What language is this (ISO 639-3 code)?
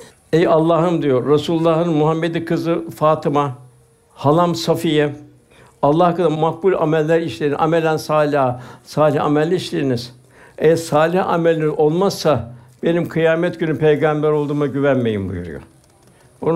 tur